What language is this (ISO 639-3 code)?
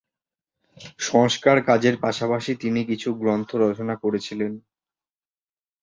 ben